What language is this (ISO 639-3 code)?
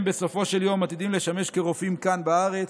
heb